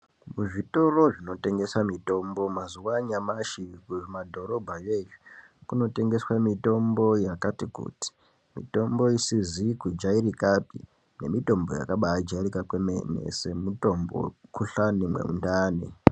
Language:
Ndau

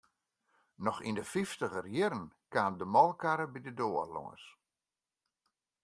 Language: Western Frisian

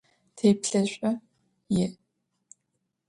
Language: Adyghe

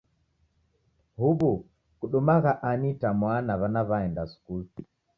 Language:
Taita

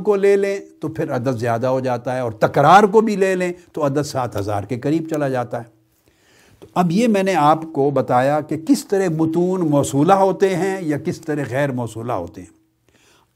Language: Urdu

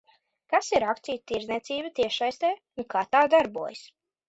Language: Latvian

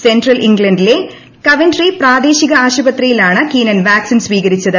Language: Malayalam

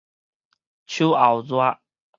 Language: Min Nan Chinese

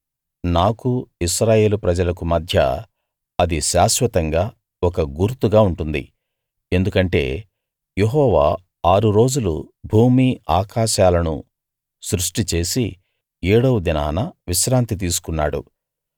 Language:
Telugu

